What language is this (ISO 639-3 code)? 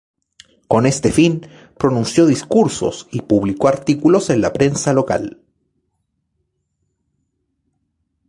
spa